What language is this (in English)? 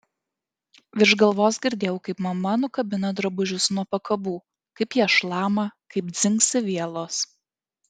Lithuanian